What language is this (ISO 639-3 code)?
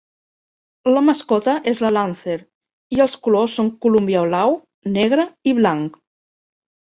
cat